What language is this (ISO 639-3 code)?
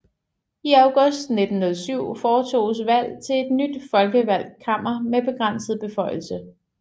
dan